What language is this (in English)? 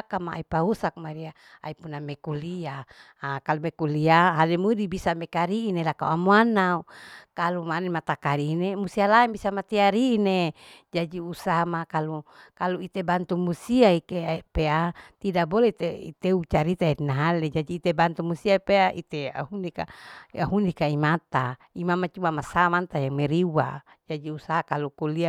Larike-Wakasihu